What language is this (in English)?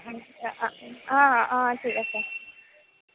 Assamese